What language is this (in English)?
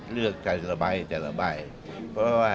Thai